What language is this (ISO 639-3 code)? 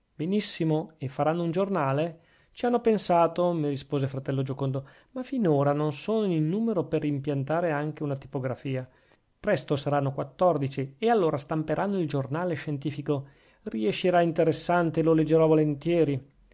ita